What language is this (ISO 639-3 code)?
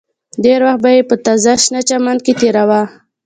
pus